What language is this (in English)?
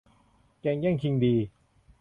Thai